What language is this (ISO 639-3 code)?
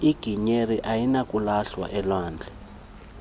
xho